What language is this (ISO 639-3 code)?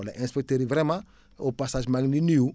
wol